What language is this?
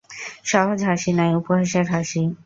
Bangla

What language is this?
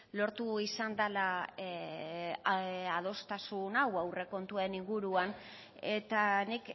Basque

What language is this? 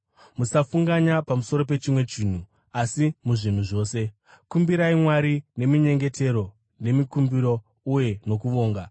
Shona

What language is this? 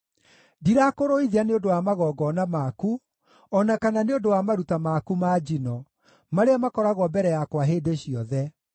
Kikuyu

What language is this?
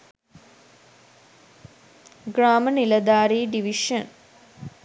Sinhala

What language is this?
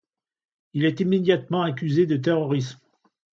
French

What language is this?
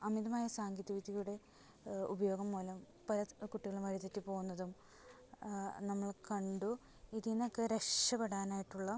Malayalam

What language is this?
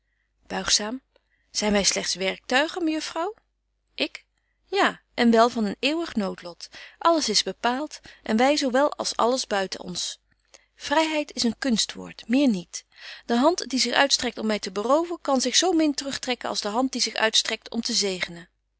Dutch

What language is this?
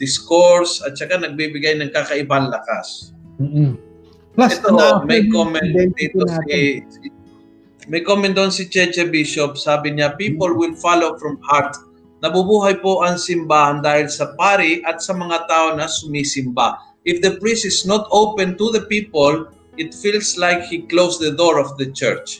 Filipino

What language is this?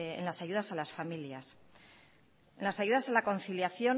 Spanish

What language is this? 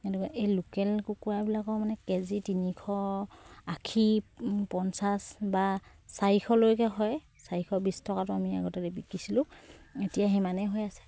Assamese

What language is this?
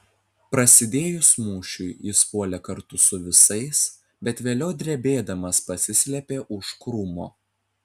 Lithuanian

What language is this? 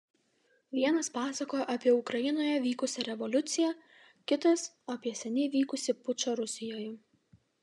Lithuanian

